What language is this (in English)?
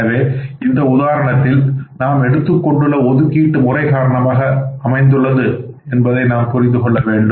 Tamil